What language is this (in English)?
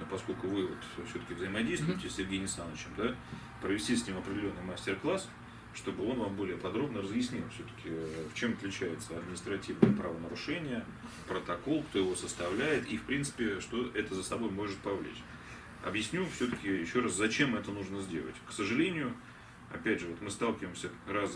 Russian